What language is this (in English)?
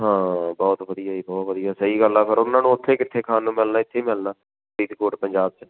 Punjabi